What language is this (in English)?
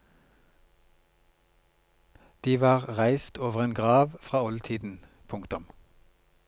Norwegian